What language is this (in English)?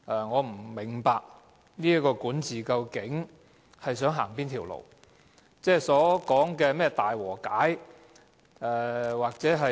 Cantonese